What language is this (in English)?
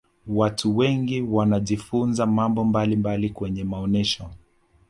Swahili